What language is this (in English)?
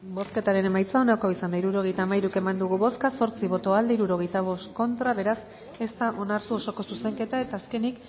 Basque